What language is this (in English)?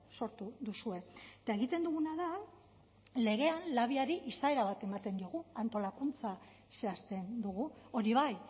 Basque